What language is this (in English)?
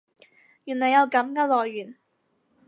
Cantonese